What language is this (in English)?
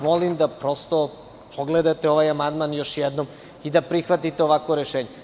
Serbian